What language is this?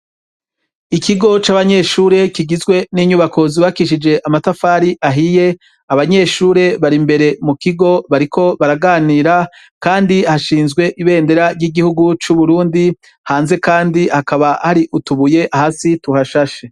Rundi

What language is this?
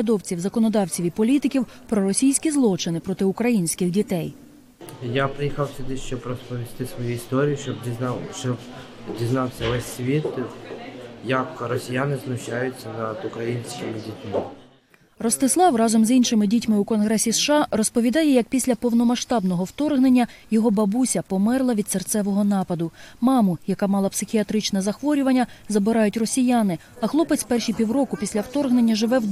Ukrainian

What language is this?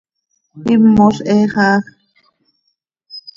Seri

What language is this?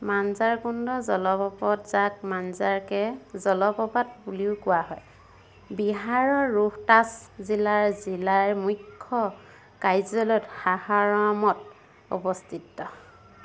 Assamese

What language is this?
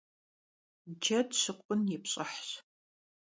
Kabardian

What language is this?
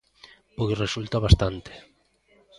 Galician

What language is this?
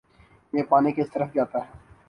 Urdu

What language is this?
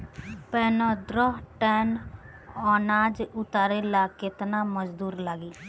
Bhojpuri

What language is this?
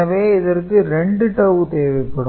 Tamil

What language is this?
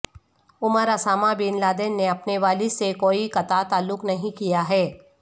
Urdu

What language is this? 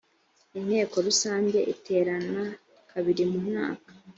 Kinyarwanda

